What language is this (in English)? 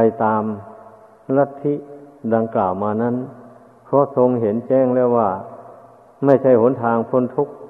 Thai